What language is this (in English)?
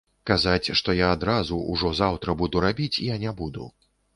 Belarusian